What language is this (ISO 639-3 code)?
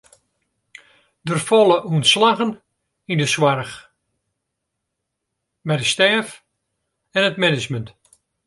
fry